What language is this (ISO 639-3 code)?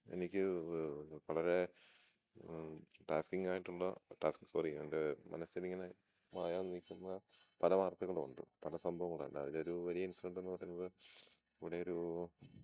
mal